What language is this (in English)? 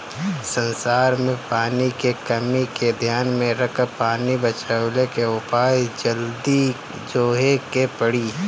Bhojpuri